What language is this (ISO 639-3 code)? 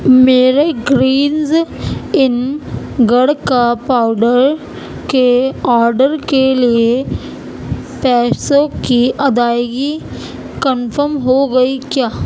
urd